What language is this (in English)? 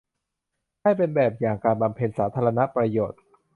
Thai